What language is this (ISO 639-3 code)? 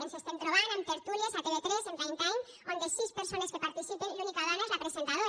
cat